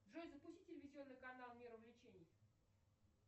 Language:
Russian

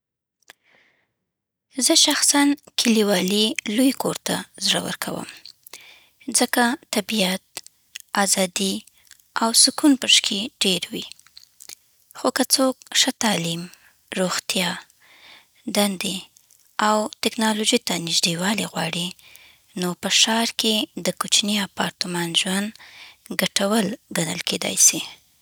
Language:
Southern Pashto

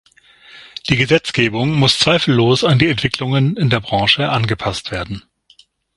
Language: German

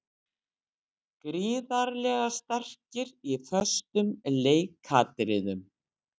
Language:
Icelandic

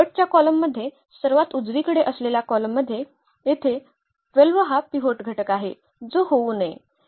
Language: Marathi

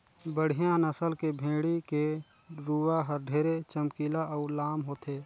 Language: Chhattisgarhi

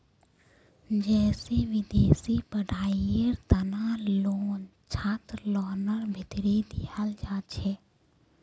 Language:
Magahi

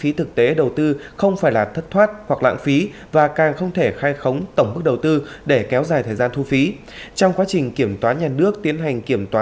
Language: Vietnamese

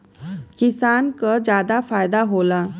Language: Bhojpuri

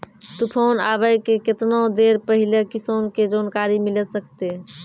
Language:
Maithili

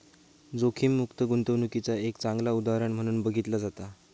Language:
Marathi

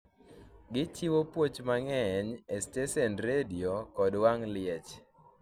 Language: Luo (Kenya and Tanzania)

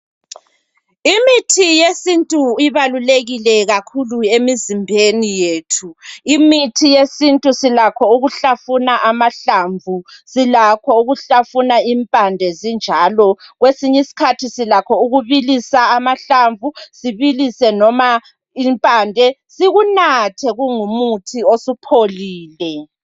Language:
North Ndebele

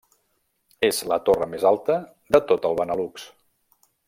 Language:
Catalan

